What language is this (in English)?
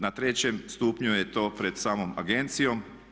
Croatian